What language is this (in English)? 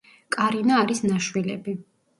Georgian